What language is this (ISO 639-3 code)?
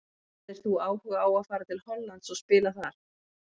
isl